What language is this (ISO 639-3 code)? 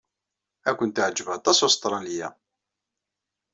kab